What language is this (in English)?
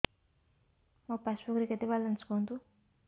Odia